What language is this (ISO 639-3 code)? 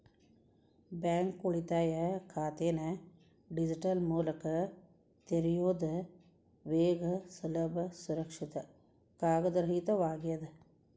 kan